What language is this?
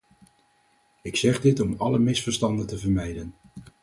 Dutch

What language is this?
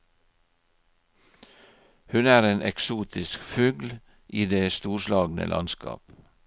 Norwegian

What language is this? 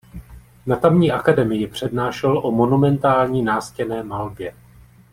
Czech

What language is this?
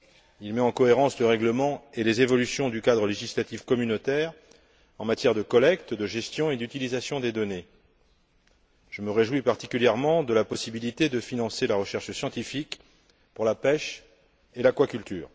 French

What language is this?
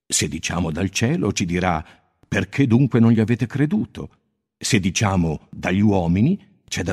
Italian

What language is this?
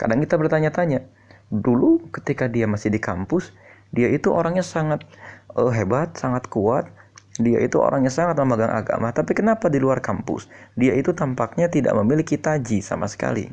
Indonesian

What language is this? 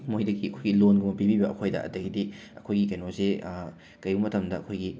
Manipuri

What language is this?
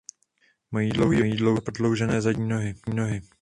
Czech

